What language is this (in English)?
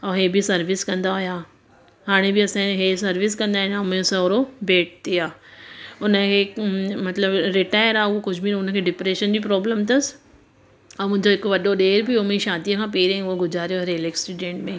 Sindhi